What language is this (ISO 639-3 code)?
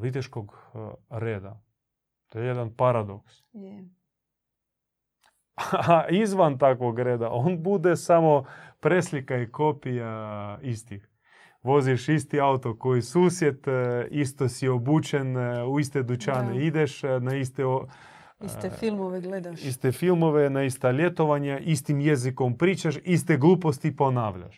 hrv